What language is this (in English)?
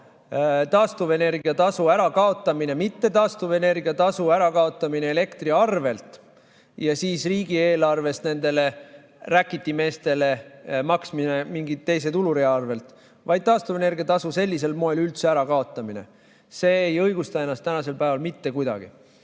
Estonian